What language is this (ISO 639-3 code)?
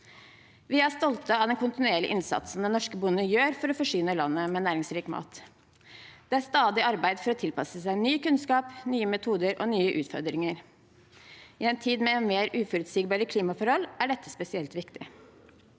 nor